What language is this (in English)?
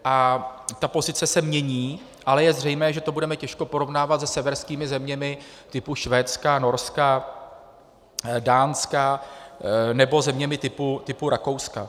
Czech